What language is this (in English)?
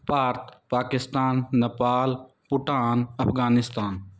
Punjabi